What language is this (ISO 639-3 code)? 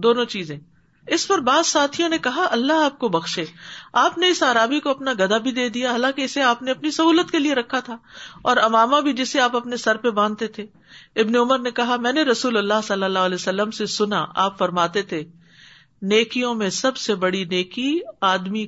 urd